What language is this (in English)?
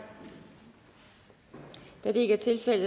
Danish